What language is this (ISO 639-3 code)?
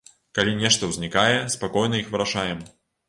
bel